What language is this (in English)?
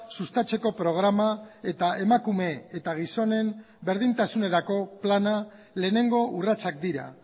Basque